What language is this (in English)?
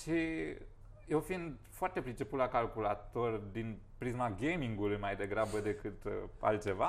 Romanian